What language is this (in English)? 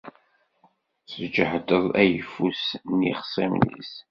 Kabyle